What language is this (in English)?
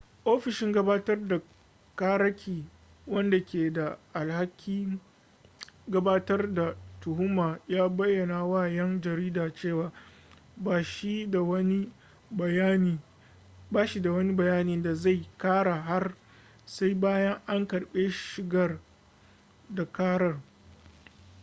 Hausa